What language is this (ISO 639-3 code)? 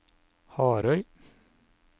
nor